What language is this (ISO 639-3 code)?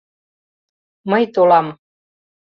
chm